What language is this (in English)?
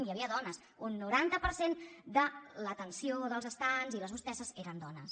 Catalan